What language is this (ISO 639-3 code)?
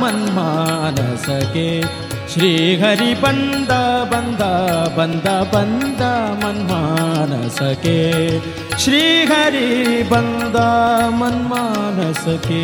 kan